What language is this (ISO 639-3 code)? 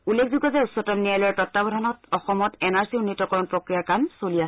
asm